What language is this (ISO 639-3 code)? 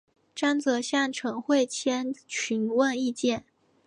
zho